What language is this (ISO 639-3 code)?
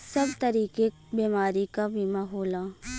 bho